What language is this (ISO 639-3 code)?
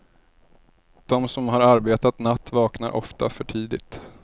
swe